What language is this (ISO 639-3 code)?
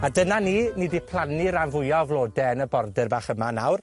cym